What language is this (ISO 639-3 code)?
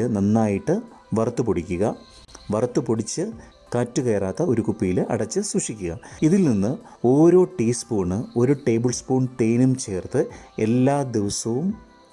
mal